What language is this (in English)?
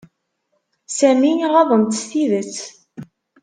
Kabyle